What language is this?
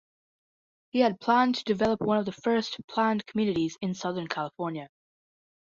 English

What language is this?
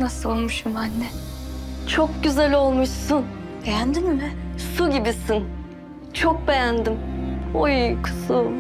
Turkish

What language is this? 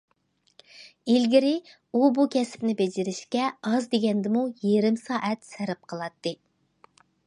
Uyghur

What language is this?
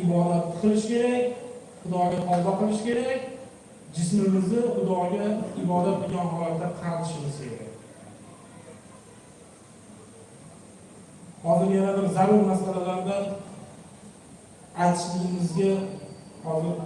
Uzbek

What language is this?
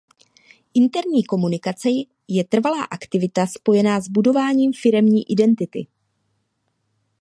Czech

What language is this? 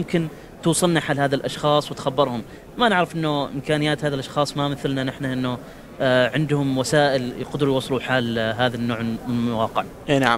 Arabic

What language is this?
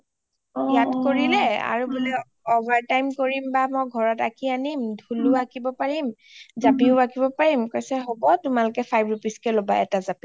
Assamese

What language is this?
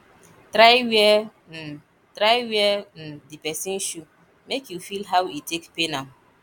Nigerian Pidgin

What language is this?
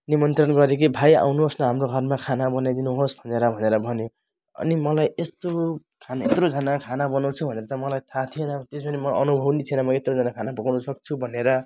Nepali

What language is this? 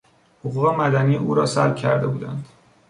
Persian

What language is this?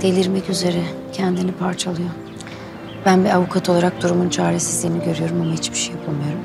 Turkish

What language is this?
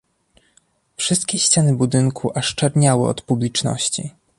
Polish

